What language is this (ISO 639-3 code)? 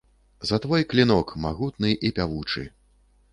bel